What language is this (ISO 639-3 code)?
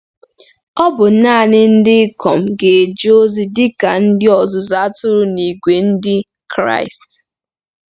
ibo